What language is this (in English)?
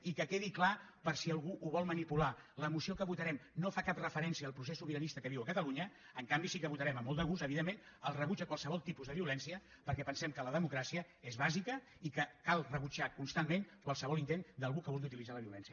Catalan